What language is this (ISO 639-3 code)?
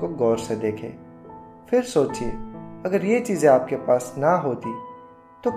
hin